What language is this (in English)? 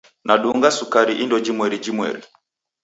Taita